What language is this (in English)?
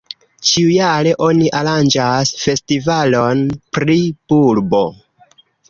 Esperanto